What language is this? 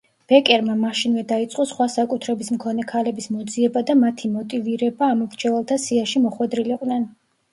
Georgian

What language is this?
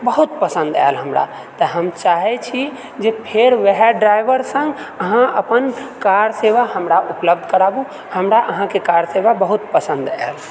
Maithili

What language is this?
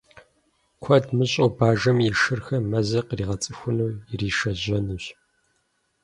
Kabardian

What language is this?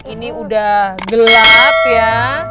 Indonesian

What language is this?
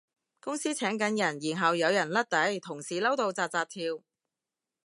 Cantonese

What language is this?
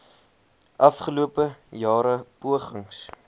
Afrikaans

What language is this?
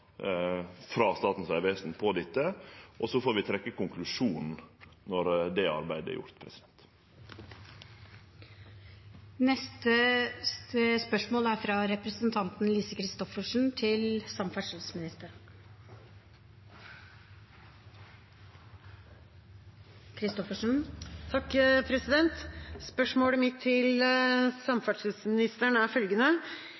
Norwegian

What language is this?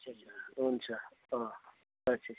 Nepali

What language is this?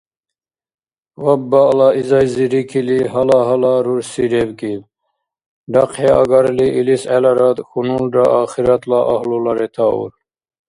Dargwa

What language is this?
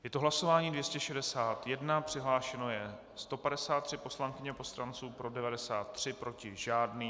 Czech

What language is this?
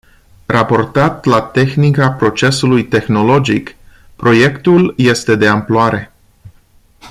Romanian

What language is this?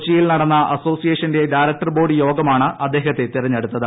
Malayalam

